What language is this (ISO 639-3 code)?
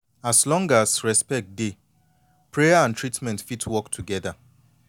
pcm